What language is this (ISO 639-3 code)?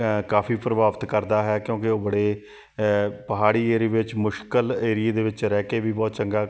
pan